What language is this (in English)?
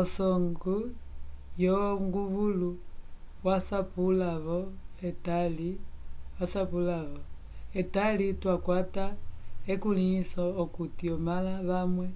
Umbundu